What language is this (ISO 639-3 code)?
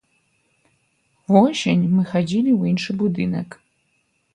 bel